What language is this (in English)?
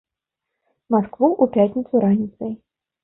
Belarusian